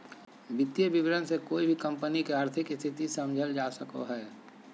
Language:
Magahi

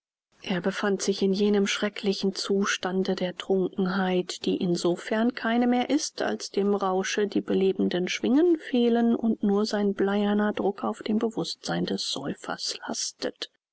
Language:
German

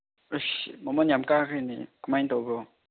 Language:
Manipuri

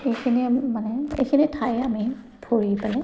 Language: Assamese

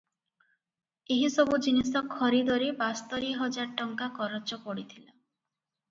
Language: Odia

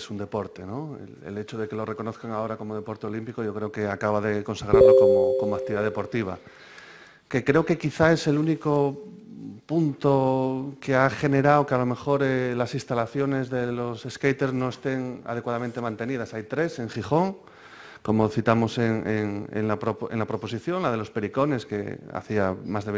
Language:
Spanish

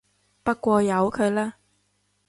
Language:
Cantonese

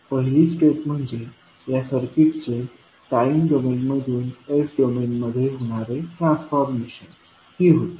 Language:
Marathi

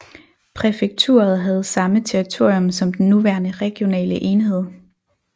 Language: Danish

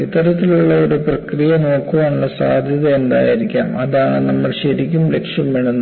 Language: Malayalam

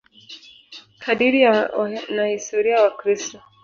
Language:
Swahili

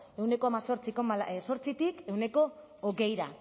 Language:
Basque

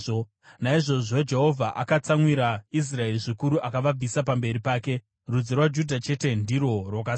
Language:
Shona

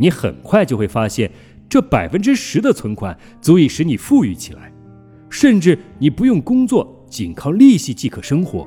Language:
Chinese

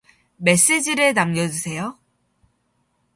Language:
Korean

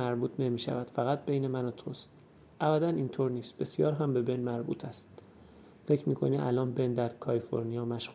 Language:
Persian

